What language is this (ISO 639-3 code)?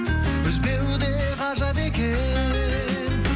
kaz